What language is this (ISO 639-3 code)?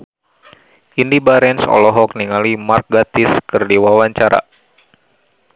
sun